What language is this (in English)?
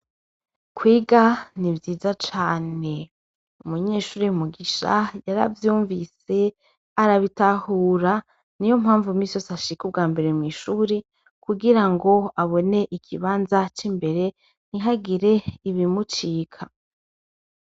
Rundi